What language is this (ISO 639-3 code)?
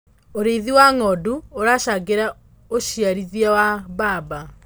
kik